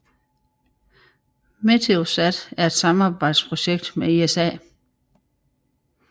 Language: Danish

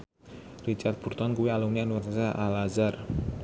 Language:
Javanese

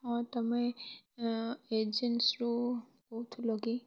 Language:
Odia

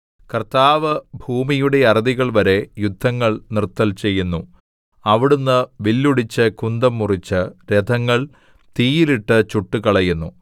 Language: Malayalam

